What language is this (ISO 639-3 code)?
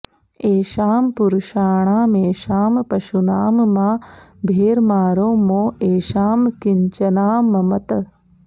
san